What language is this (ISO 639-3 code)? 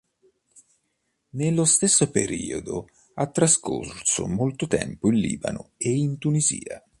ita